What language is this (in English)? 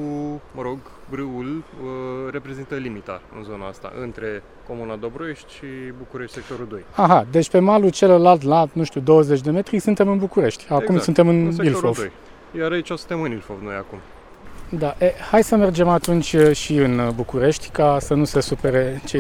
Romanian